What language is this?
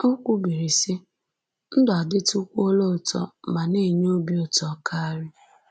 Igbo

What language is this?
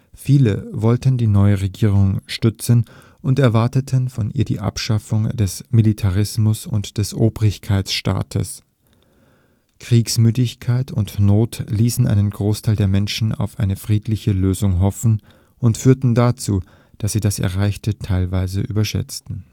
German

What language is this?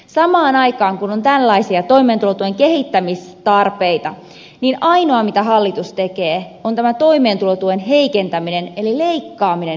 Finnish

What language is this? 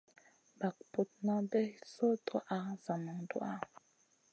Masana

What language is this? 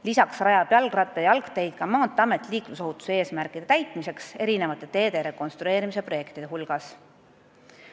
Estonian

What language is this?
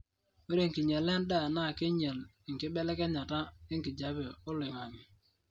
Masai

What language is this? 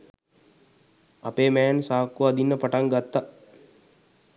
Sinhala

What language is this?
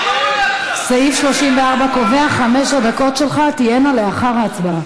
Hebrew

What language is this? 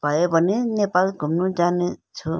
Nepali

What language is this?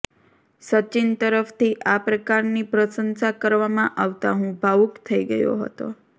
Gujarati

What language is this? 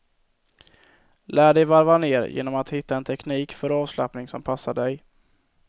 Swedish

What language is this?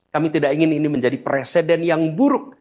Indonesian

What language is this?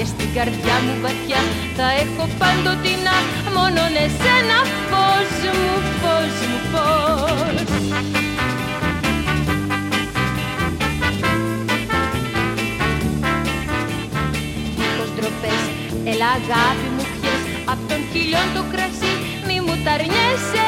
Greek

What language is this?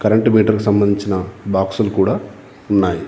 Telugu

